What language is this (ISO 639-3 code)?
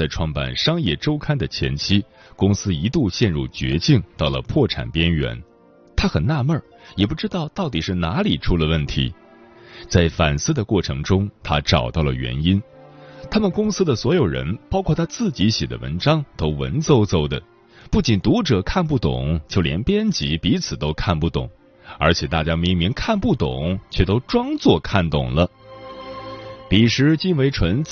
zho